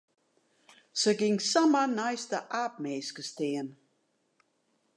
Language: Western Frisian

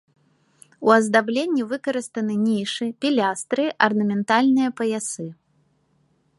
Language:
Belarusian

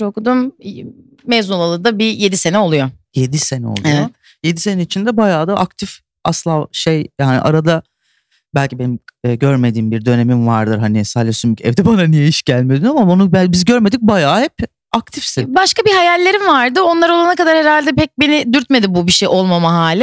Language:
Turkish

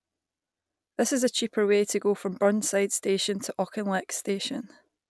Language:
English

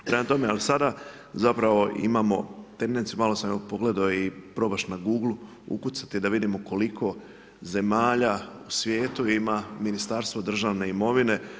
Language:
Croatian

